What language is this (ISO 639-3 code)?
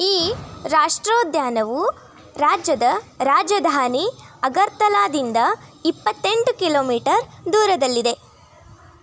kan